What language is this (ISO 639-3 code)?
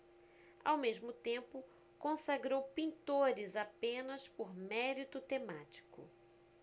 por